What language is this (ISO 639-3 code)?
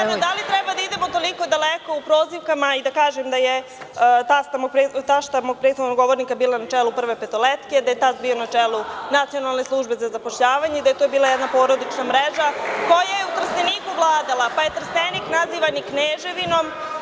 srp